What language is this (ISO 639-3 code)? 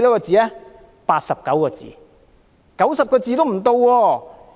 yue